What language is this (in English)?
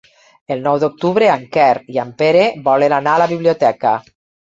Catalan